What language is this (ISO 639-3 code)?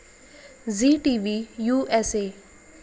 mar